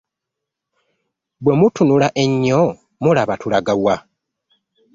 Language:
Ganda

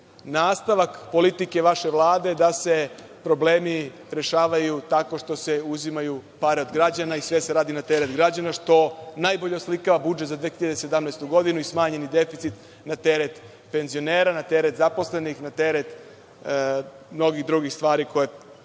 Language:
Serbian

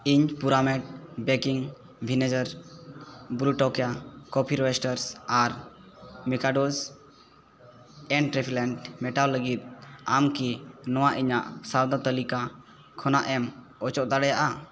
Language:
Santali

